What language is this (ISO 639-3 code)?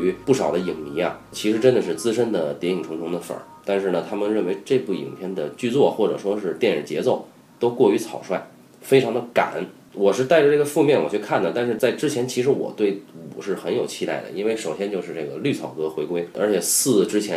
zho